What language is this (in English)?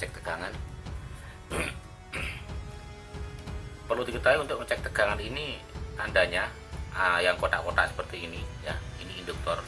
Indonesian